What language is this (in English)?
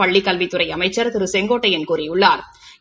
Tamil